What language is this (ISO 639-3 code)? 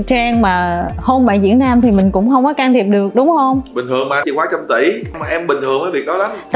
vie